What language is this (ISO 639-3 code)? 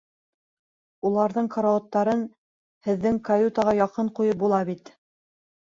bak